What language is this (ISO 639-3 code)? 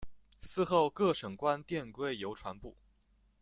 zho